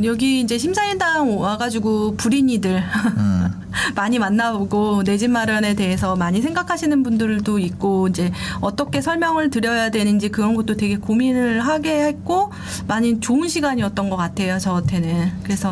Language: Korean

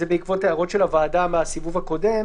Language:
Hebrew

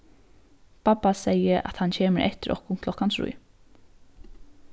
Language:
Faroese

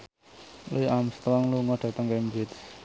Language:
Javanese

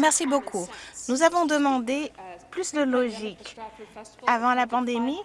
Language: French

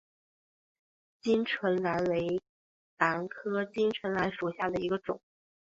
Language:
Chinese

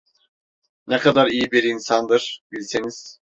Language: Turkish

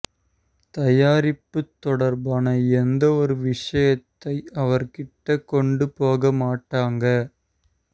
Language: Tamil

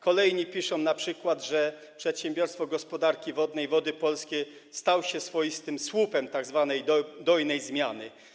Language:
Polish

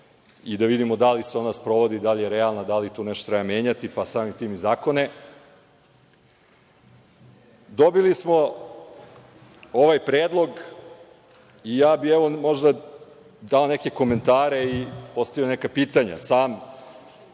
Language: Serbian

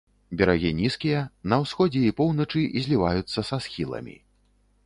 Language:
Belarusian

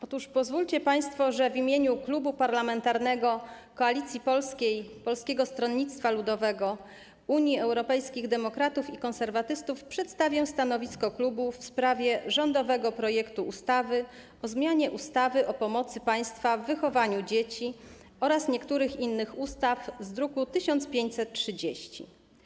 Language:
Polish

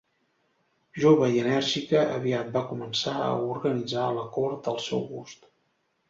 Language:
Catalan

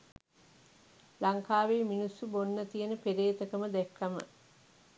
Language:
Sinhala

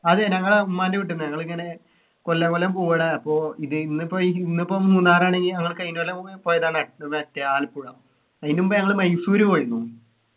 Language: Malayalam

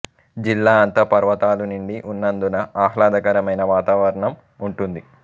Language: Telugu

